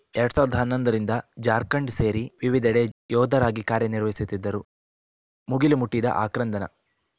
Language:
Kannada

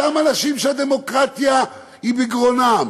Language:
Hebrew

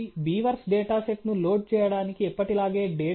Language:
Telugu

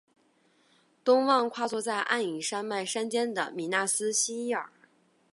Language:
Chinese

